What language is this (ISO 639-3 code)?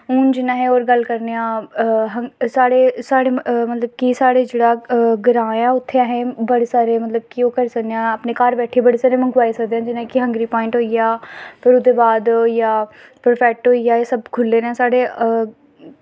doi